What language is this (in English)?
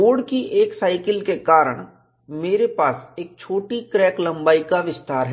Hindi